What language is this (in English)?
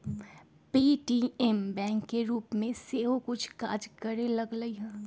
Magahi